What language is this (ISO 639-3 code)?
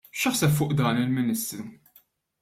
mlt